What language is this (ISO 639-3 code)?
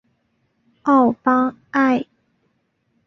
zho